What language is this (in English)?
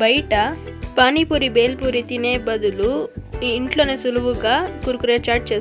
Romanian